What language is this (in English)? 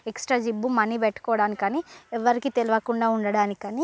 Telugu